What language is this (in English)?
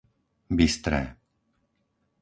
Slovak